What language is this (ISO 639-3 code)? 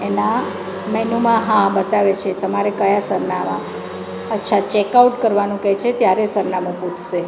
guj